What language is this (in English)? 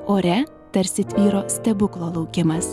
Lithuanian